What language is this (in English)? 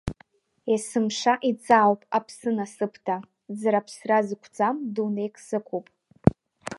Abkhazian